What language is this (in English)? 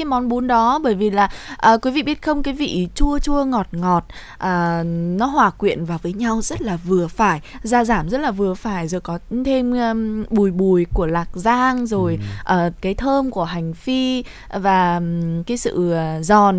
Vietnamese